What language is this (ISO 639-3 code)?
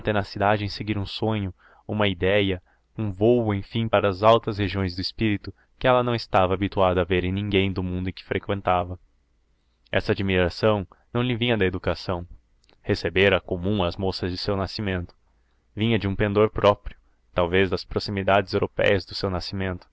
por